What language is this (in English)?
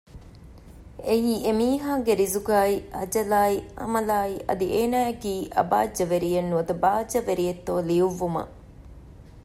Divehi